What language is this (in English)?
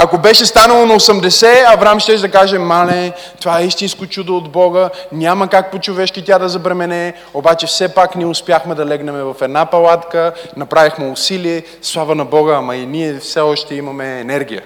Bulgarian